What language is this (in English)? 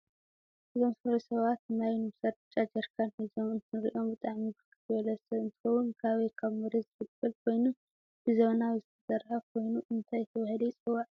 Tigrinya